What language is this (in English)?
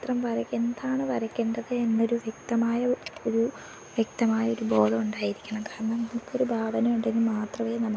Malayalam